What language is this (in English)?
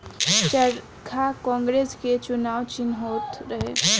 Bhojpuri